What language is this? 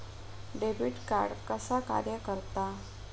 Marathi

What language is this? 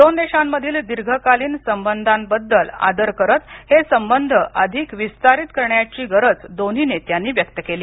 Marathi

